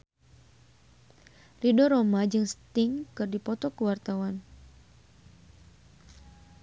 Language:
Sundanese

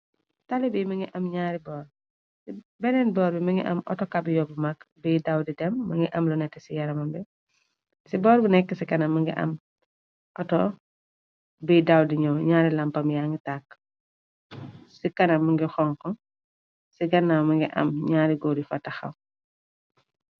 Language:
Wolof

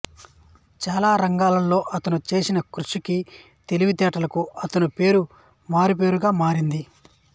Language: Telugu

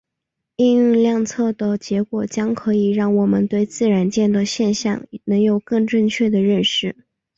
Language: Chinese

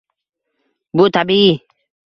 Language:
Uzbek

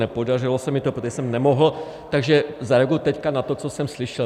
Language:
Czech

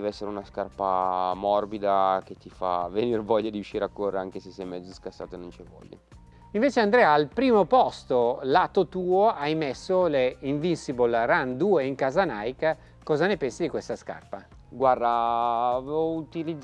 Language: Italian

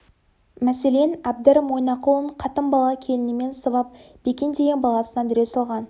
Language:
Kazakh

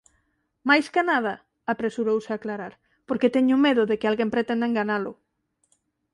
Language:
Galician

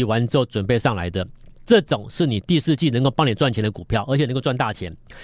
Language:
Chinese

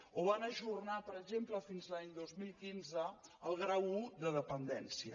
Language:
Catalan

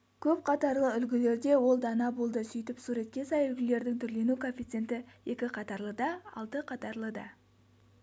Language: Kazakh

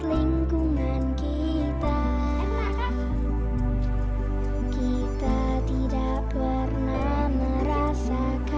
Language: Indonesian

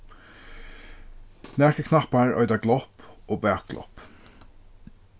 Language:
Faroese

